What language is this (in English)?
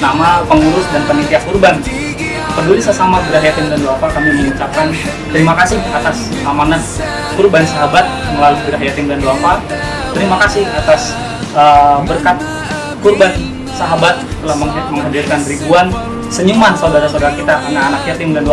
Indonesian